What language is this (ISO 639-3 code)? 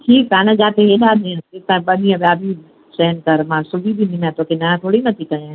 snd